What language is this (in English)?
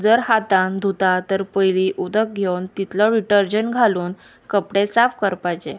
Konkani